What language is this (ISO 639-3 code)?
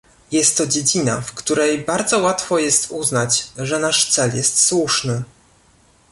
pol